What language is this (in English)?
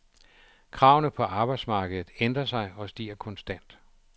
Danish